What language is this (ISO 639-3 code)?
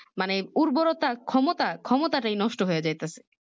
ben